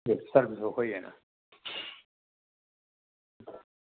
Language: Dogri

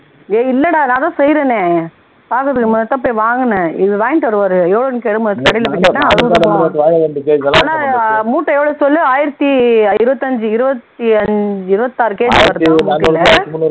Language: Tamil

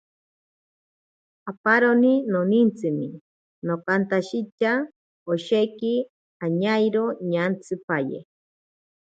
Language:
Ashéninka Perené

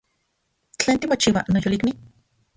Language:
Central Puebla Nahuatl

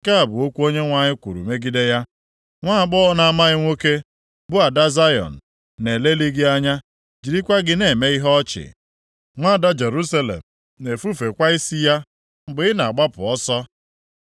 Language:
Igbo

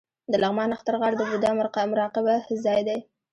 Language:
Pashto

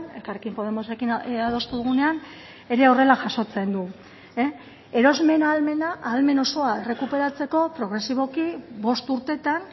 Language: Basque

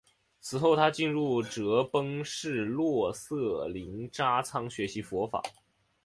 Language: Chinese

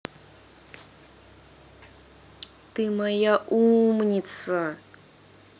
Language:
Russian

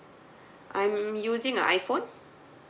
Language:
English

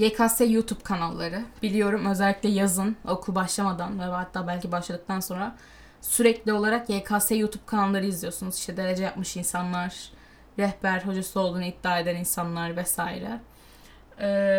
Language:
Turkish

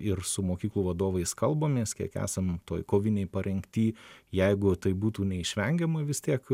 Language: Lithuanian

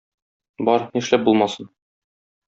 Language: Tatar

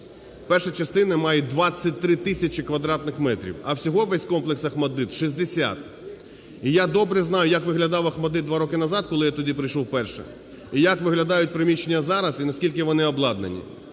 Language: Ukrainian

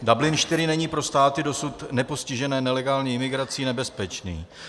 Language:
Czech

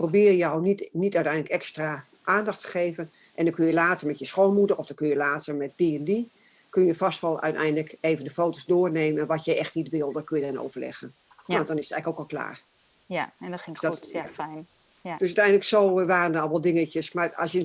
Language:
Dutch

